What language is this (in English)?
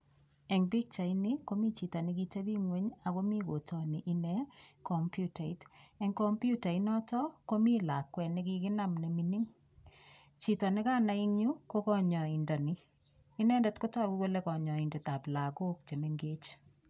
Kalenjin